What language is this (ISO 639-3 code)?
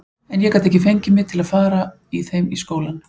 isl